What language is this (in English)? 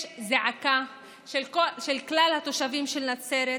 Hebrew